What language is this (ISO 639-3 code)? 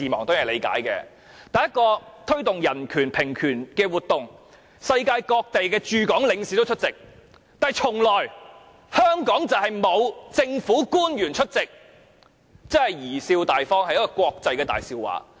yue